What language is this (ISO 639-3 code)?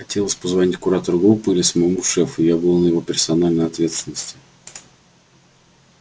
rus